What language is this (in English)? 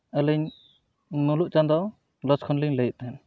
Santali